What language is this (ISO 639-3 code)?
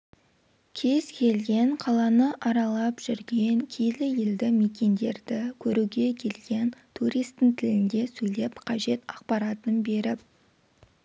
kaz